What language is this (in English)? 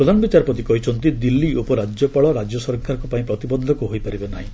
Odia